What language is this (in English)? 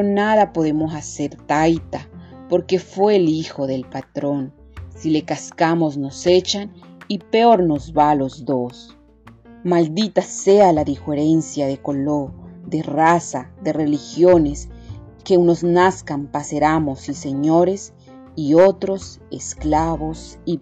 Spanish